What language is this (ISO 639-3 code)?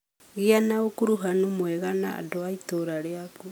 kik